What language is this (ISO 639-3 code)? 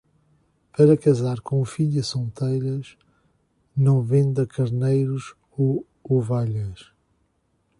por